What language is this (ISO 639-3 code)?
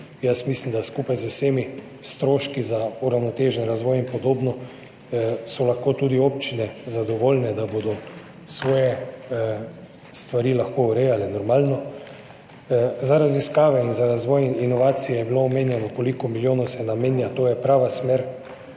slv